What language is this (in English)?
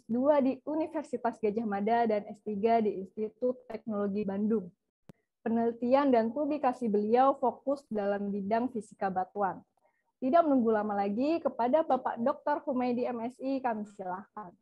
Indonesian